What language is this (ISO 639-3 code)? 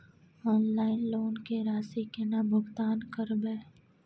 mai